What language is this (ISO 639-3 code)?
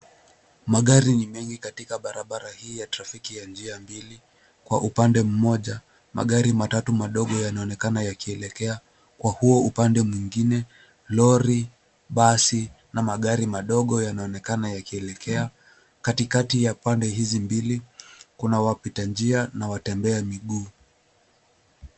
swa